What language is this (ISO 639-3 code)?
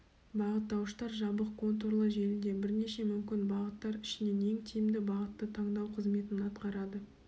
kaz